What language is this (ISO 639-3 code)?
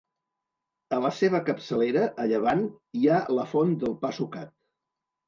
cat